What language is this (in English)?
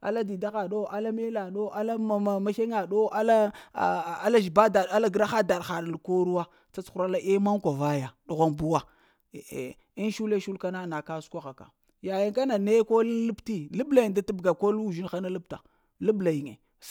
Lamang